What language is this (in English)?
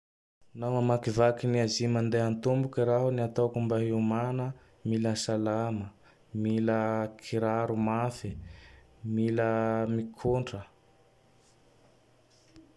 Tandroy-Mahafaly Malagasy